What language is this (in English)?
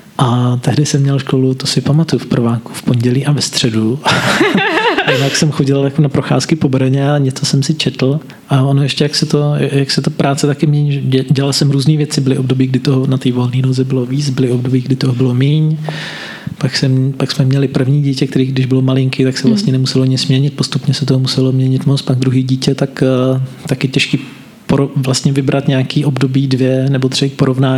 Czech